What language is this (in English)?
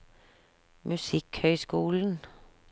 Norwegian